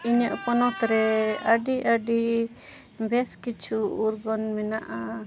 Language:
Santali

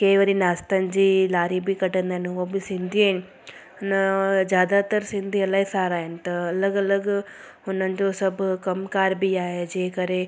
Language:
Sindhi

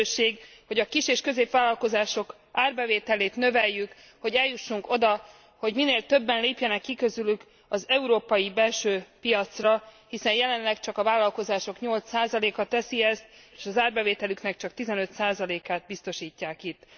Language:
Hungarian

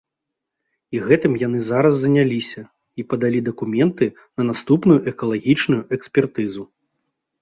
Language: Belarusian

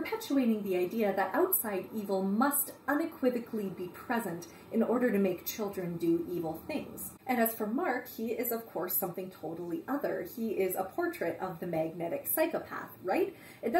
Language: English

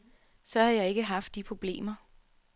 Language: Danish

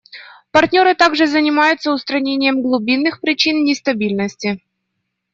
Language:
Russian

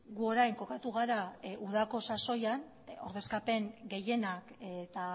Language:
Basque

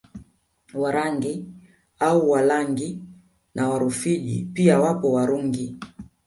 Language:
Swahili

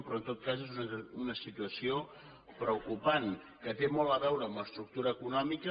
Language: Catalan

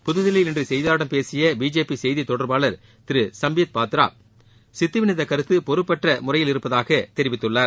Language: Tamil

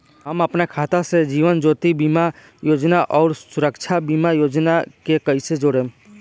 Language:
Bhojpuri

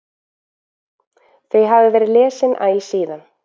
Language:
Icelandic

